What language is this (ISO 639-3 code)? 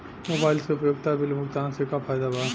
bho